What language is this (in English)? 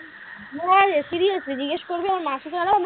Bangla